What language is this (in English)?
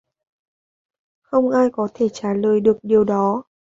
Vietnamese